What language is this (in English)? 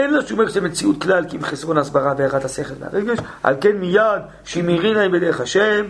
Hebrew